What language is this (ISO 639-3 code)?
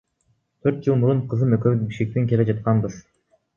kir